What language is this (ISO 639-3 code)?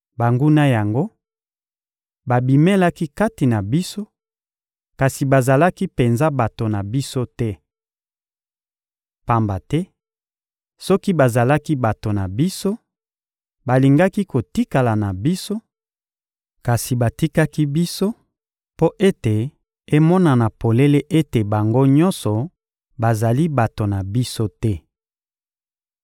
lin